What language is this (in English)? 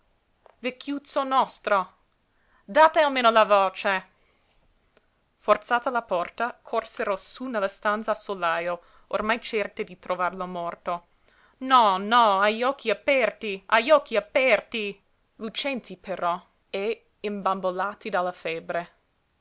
Italian